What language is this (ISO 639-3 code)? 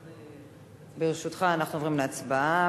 heb